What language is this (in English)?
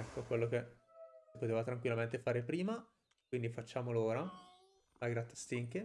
Italian